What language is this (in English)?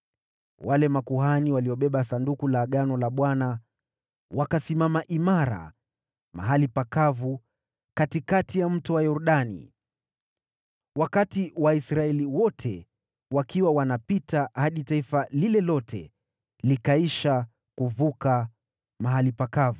Swahili